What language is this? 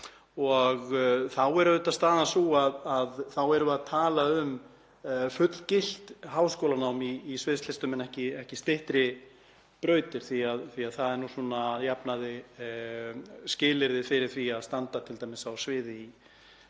Icelandic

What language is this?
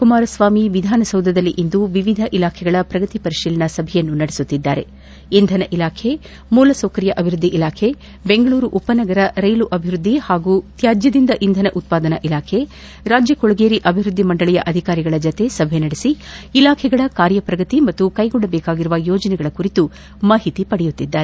Kannada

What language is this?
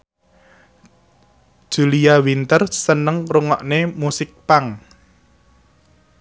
Javanese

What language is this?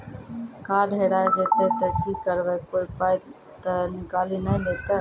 Maithili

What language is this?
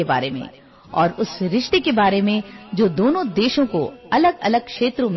Assamese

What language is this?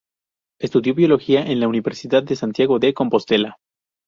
Spanish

